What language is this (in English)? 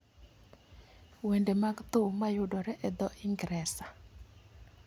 Luo (Kenya and Tanzania)